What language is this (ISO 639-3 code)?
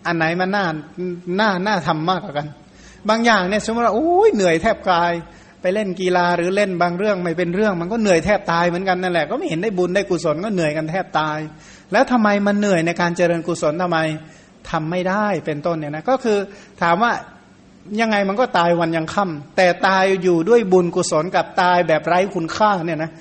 tha